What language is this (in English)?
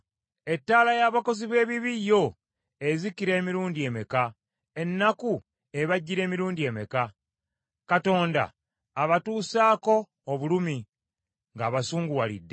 Ganda